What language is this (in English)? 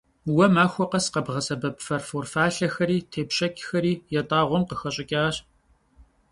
Kabardian